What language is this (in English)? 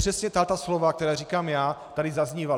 Czech